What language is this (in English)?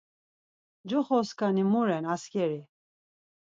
Laz